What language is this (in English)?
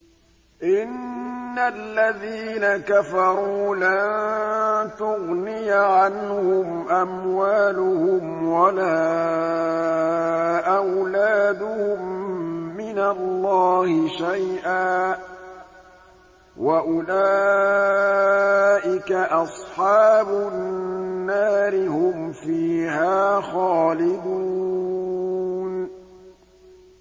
Arabic